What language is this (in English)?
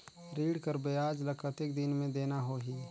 Chhattisgarhi